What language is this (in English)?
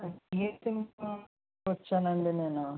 Telugu